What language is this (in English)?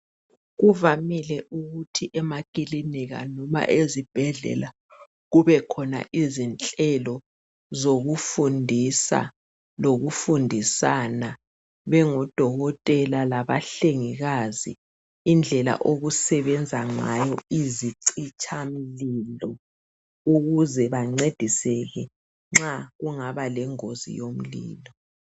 North Ndebele